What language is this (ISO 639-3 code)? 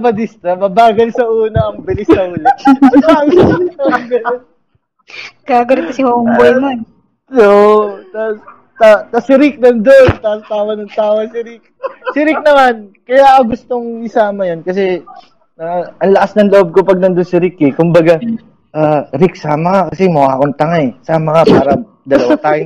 fil